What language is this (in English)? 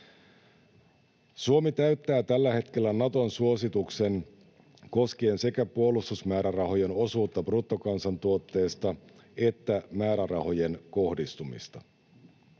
Finnish